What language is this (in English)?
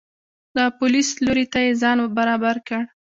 Pashto